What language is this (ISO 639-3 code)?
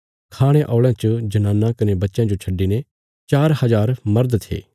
kfs